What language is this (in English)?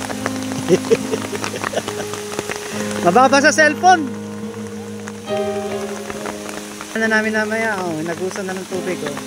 Filipino